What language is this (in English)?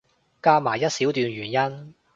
Cantonese